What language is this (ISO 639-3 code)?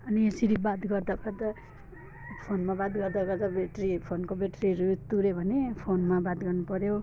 nep